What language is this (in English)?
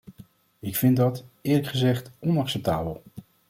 Dutch